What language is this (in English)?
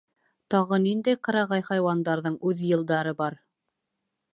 Bashkir